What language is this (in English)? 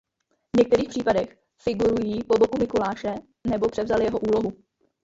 Czech